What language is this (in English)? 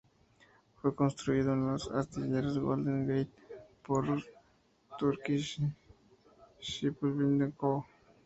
Spanish